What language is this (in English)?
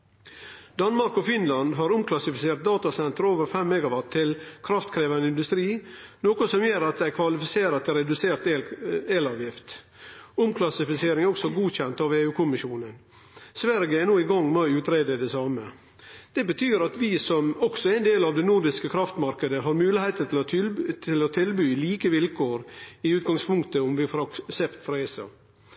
Norwegian Nynorsk